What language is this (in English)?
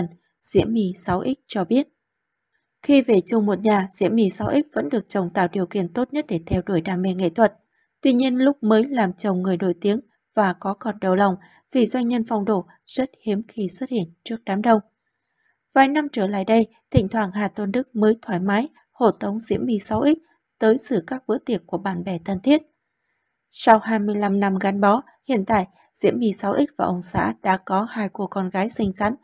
Vietnamese